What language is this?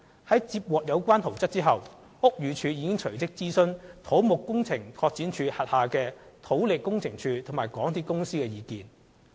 Cantonese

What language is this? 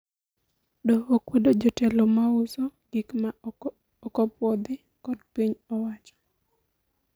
Luo (Kenya and Tanzania)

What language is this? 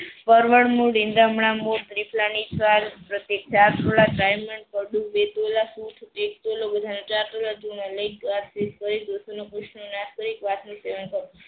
Gujarati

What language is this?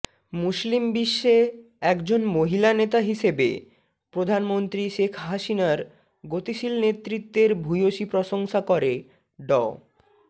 Bangla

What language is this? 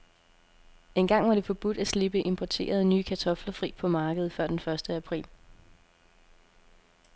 Danish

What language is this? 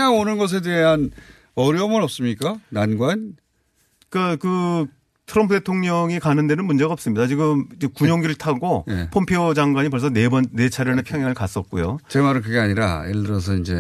Korean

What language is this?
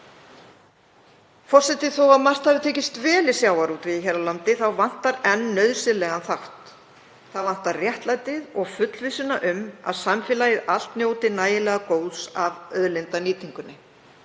Icelandic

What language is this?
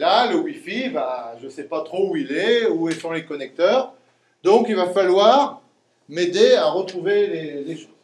French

